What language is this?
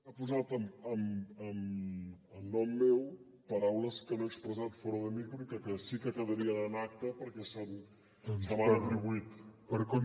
Catalan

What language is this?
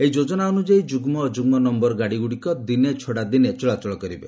Odia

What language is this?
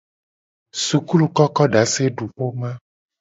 Gen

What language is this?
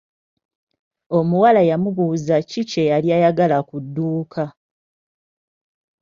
Ganda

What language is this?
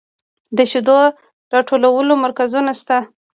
Pashto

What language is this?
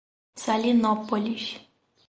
Portuguese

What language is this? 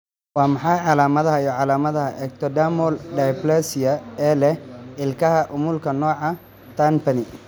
Somali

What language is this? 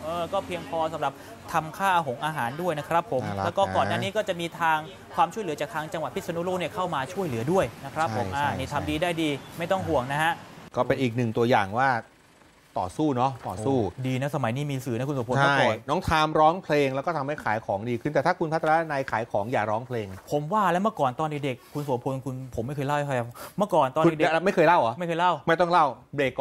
Thai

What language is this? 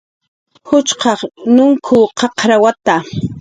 Jaqaru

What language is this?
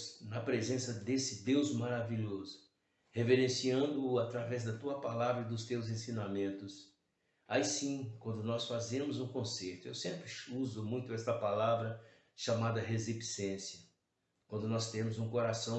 Portuguese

